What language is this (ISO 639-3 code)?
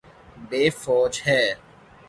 urd